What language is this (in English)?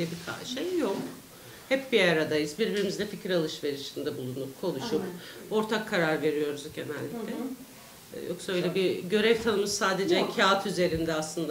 Turkish